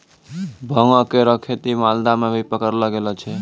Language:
Maithili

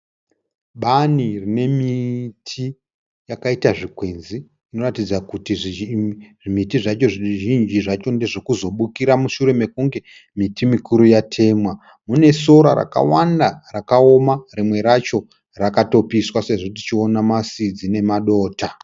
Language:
Shona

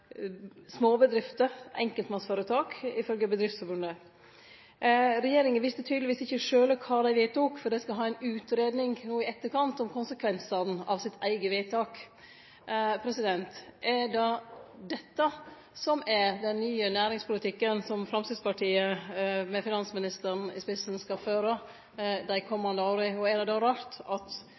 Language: Norwegian Nynorsk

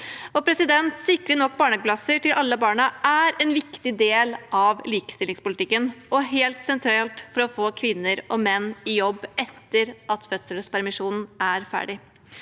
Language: Norwegian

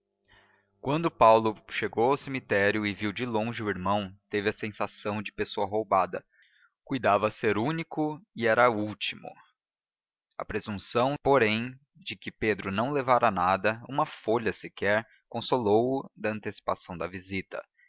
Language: Portuguese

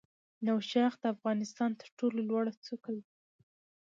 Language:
Pashto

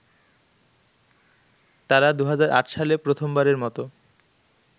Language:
Bangla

